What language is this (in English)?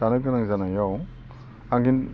Bodo